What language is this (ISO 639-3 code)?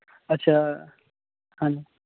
pan